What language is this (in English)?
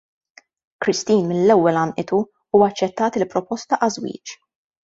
Maltese